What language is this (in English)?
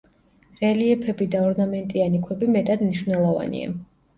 Georgian